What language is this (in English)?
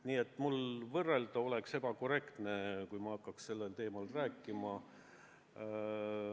Estonian